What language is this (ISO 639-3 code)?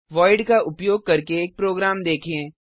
hin